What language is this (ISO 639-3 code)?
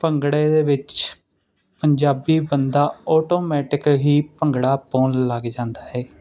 pan